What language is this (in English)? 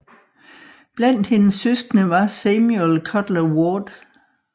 Danish